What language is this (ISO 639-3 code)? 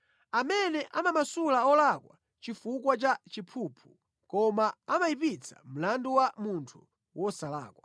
nya